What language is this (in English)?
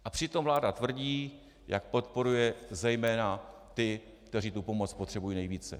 Czech